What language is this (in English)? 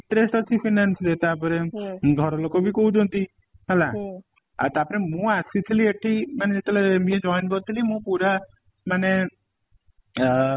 Odia